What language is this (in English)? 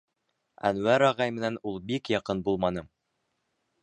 Bashkir